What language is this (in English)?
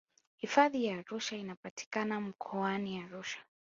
Swahili